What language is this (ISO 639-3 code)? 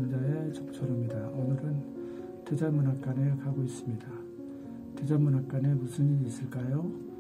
kor